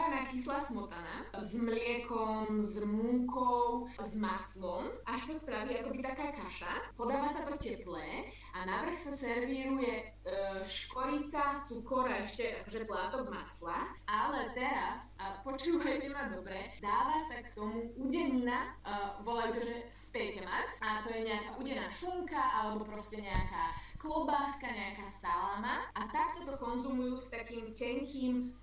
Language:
Slovak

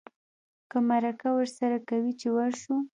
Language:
Pashto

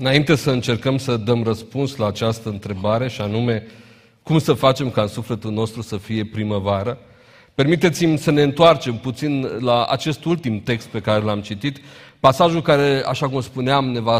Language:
Romanian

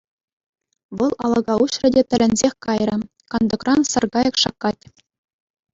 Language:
Chuvash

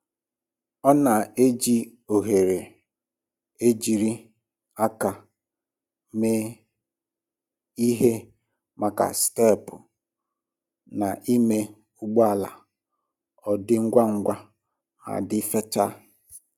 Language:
Igbo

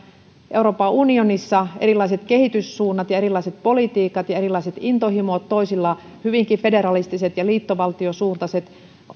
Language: Finnish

